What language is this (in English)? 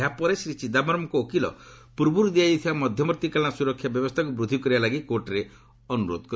Odia